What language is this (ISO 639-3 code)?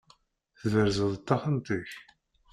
kab